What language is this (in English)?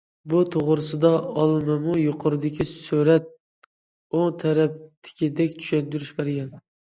Uyghur